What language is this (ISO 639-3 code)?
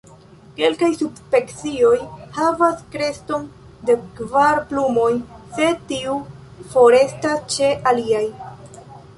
epo